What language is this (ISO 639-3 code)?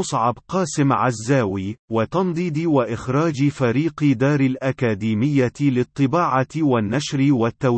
ara